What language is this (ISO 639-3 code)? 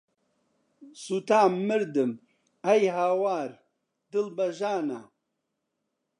ckb